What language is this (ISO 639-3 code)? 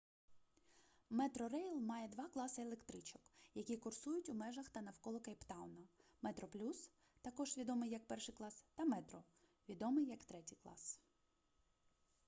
ukr